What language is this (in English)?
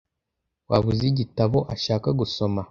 Kinyarwanda